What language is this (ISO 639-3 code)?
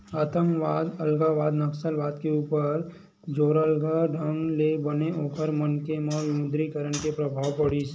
hne